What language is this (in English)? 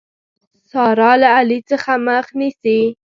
Pashto